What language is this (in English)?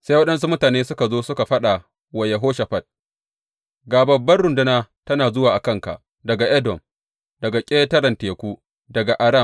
Hausa